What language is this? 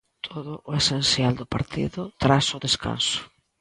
Galician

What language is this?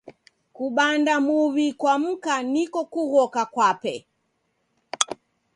Taita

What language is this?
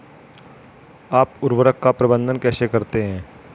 Hindi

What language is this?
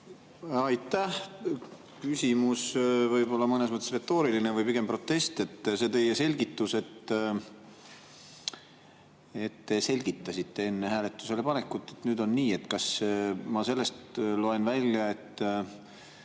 Estonian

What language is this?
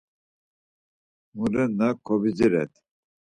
Laz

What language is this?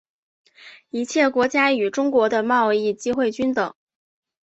Chinese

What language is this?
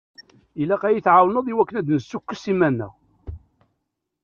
Kabyle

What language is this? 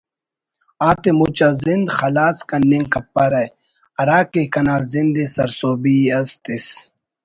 Brahui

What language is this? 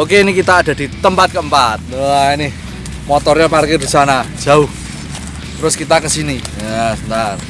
Indonesian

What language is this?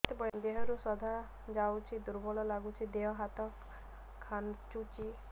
Odia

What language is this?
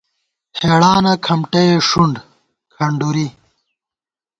Gawar-Bati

